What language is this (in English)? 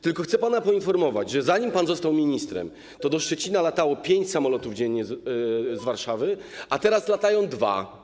Polish